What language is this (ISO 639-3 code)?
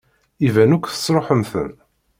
kab